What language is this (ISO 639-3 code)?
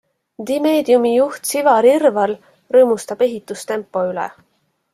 est